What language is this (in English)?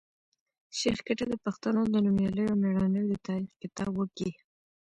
Pashto